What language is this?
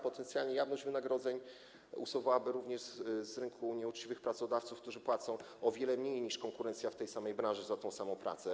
Polish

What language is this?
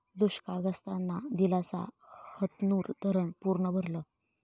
Marathi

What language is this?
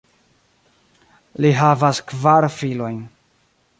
Esperanto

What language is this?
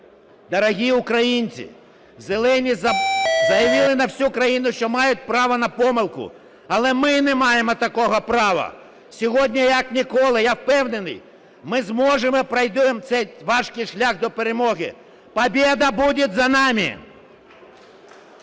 Ukrainian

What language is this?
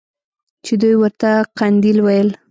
Pashto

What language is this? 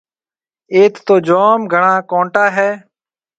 Marwari (Pakistan)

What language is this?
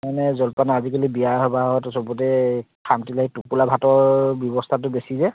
Assamese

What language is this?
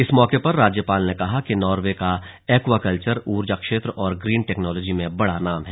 Hindi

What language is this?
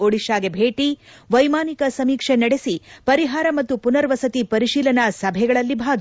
Kannada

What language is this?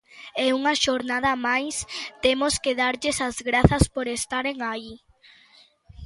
Galician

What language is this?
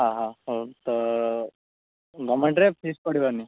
Odia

